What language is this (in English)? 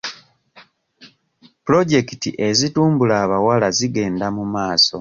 Ganda